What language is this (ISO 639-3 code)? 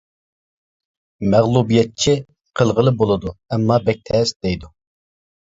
uig